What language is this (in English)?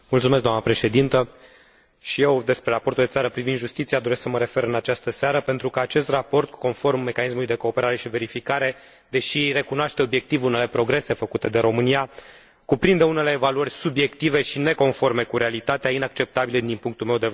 Romanian